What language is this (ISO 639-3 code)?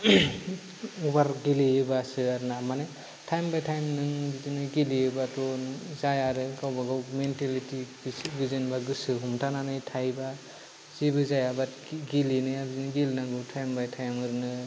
brx